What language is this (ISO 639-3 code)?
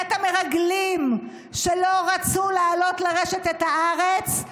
heb